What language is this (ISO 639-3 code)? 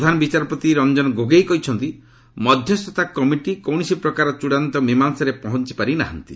ori